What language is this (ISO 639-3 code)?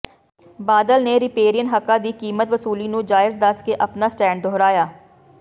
pan